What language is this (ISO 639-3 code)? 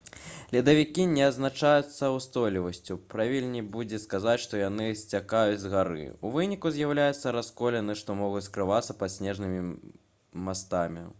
bel